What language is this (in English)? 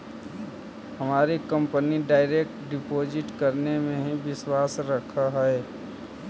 Magahi